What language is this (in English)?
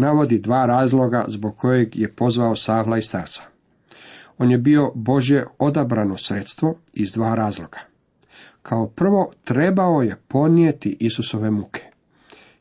Croatian